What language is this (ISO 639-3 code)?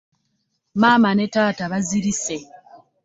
lug